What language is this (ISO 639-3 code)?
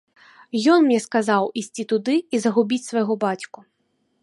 bel